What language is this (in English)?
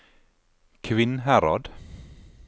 Norwegian